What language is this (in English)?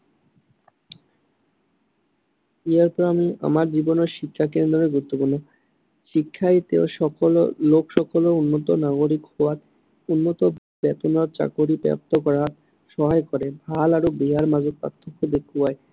Assamese